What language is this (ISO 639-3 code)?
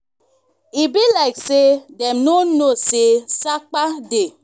pcm